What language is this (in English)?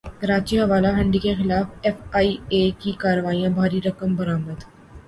Urdu